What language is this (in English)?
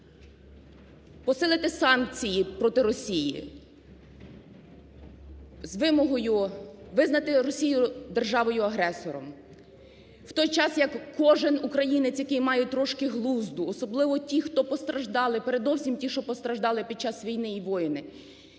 Ukrainian